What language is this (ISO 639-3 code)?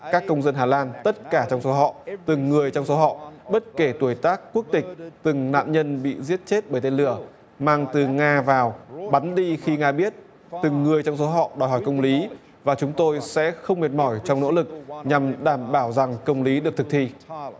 vie